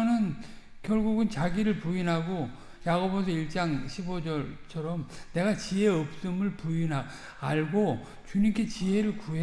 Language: Korean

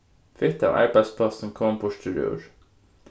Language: Faroese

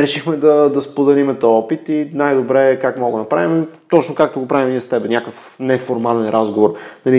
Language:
Bulgarian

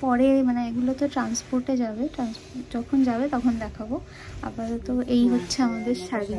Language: Bangla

